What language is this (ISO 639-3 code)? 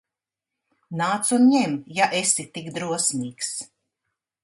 lav